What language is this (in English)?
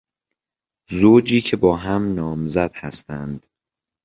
Persian